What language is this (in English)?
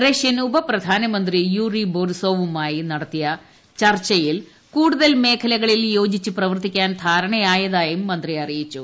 Malayalam